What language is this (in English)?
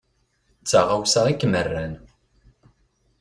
Kabyle